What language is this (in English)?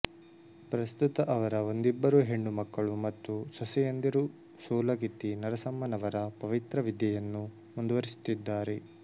Kannada